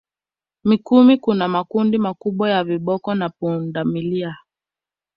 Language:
Swahili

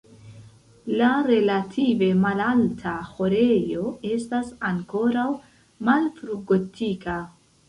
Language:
Esperanto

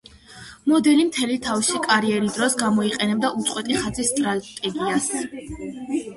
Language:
Georgian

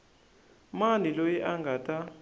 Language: Tsonga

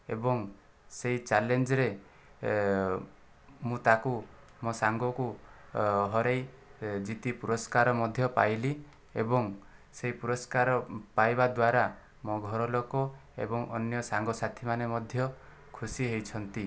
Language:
Odia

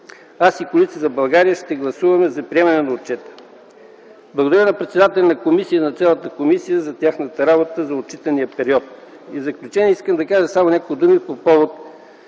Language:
Bulgarian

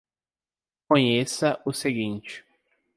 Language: Portuguese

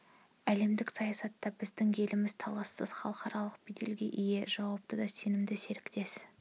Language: Kazakh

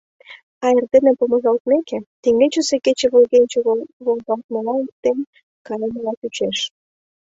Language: Mari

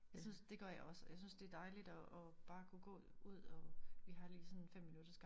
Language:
Danish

